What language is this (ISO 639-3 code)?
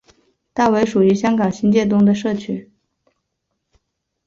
zho